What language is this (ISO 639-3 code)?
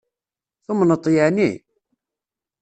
kab